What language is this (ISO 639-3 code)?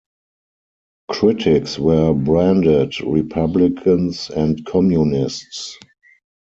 eng